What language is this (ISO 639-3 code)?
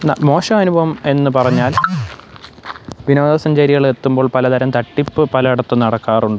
mal